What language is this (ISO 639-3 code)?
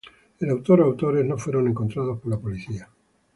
spa